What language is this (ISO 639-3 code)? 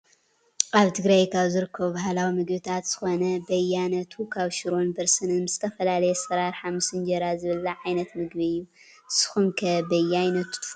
tir